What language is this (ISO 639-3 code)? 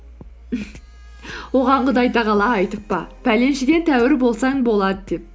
kaz